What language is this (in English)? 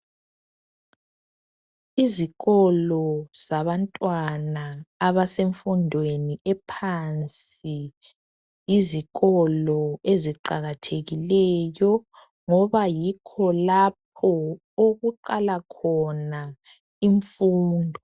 North Ndebele